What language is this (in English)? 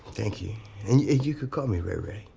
English